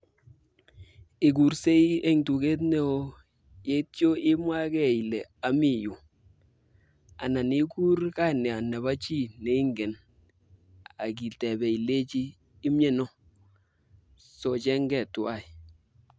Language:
Kalenjin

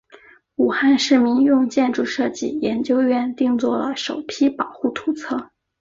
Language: Chinese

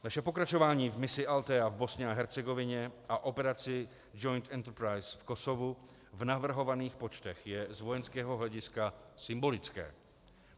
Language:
Czech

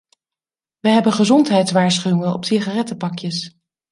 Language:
Dutch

